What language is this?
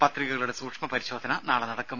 Malayalam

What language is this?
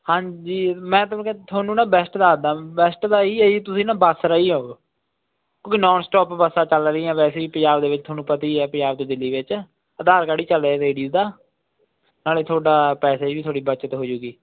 Punjabi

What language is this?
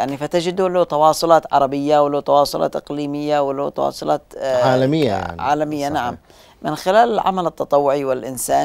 Arabic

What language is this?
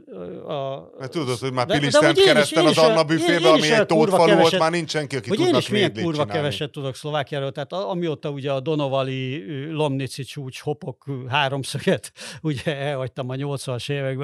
Hungarian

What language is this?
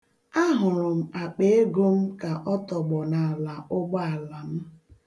Igbo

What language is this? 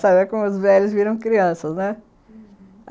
Portuguese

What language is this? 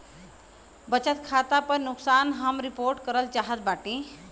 Bhojpuri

